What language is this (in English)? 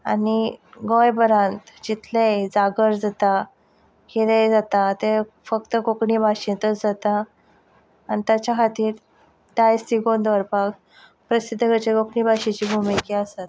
Konkani